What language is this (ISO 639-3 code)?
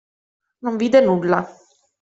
ita